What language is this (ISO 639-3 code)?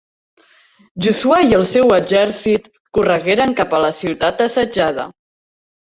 cat